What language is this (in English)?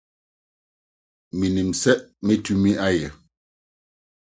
Akan